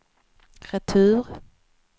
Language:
Swedish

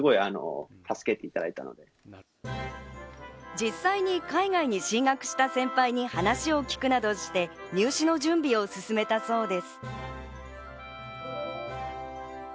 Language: Japanese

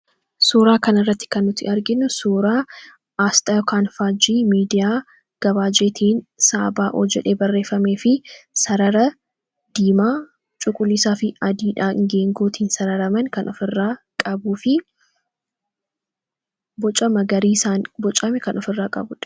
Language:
Oromo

